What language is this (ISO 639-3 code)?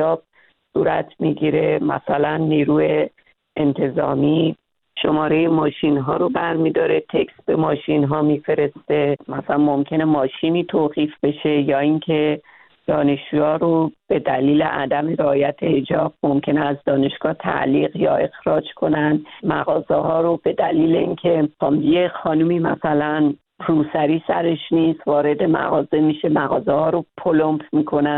fas